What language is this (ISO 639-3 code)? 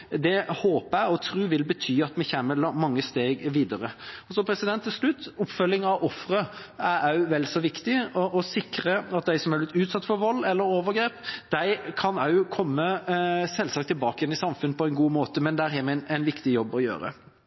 nob